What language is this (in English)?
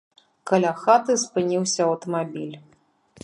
Belarusian